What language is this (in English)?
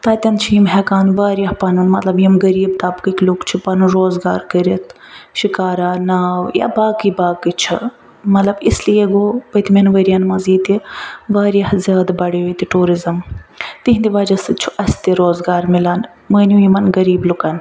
Kashmiri